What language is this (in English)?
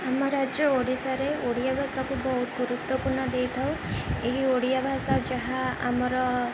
Odia